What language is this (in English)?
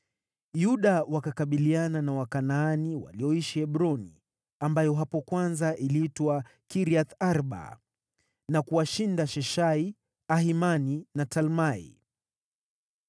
Swahili